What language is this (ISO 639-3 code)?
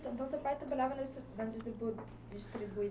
por